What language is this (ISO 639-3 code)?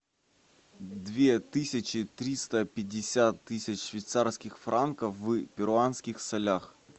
rus